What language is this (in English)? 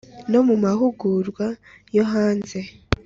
Kinyarwanda